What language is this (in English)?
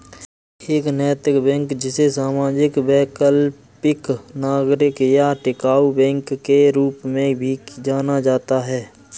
Hindi